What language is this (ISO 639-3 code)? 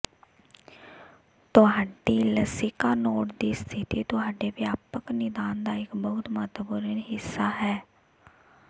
pan